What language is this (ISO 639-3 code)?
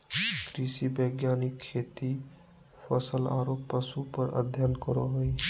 mag